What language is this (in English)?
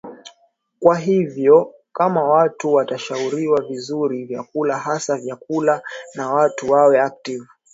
Swahili